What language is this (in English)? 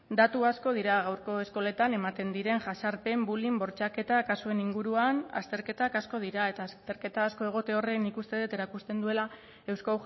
Basque